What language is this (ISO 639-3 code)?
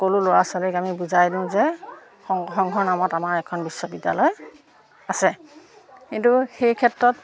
asm